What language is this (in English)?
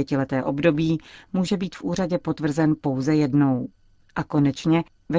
Czech